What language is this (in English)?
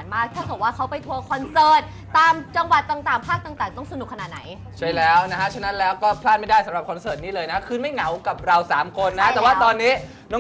Thai